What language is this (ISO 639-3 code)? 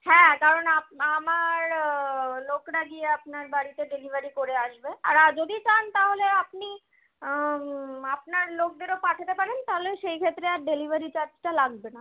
ben